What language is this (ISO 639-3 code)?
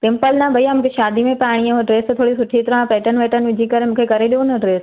snd